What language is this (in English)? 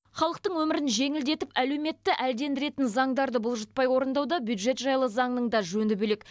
Kazakh